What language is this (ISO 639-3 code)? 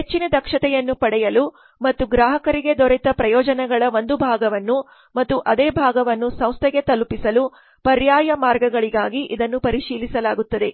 kan